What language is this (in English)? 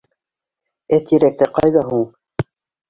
Bashkir